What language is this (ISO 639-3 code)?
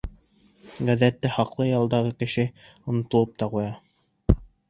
bak